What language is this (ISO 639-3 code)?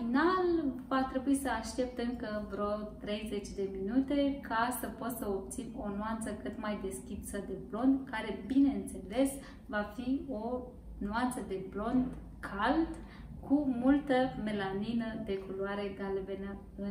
ron